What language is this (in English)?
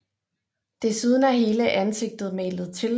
Danish